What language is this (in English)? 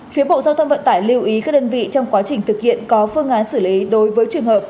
Vietnamese